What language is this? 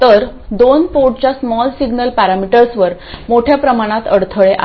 Marathi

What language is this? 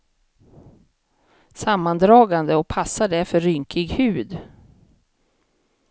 Swedish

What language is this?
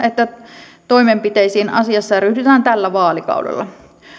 Finnish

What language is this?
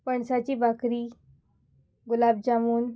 Konkani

